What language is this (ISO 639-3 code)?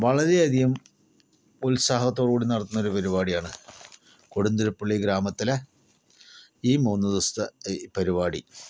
mal